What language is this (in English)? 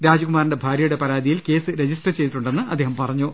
Malayalam